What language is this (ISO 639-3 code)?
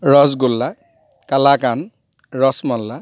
asm